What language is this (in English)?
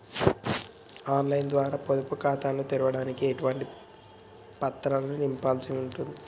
Telugu